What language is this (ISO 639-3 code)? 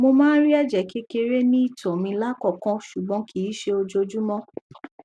yor